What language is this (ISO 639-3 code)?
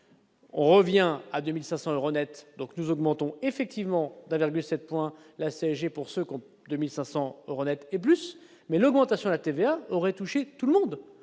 fra